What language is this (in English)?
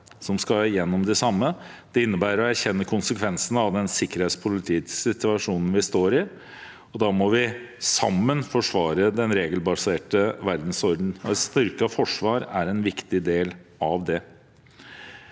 Norwegian